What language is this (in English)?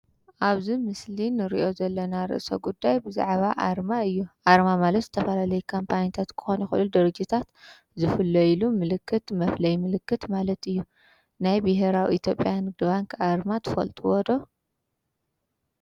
Tigrinya